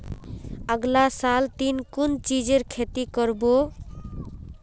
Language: Magahi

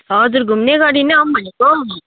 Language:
Nepali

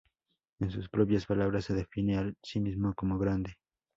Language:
Spanish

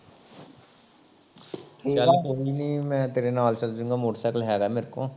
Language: Punjabi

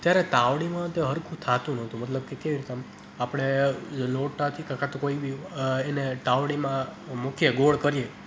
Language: Gujarati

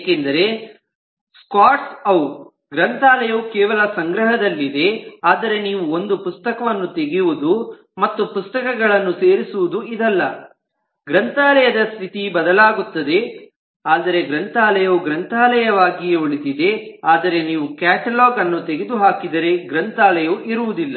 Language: Kannada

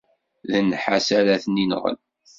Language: Kabyle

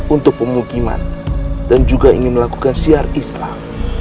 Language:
Indonesian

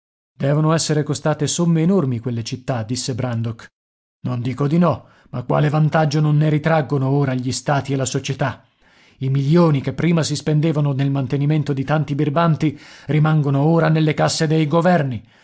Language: Italian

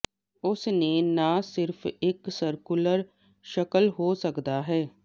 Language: Punjabi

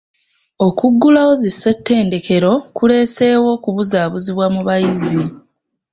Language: Ganda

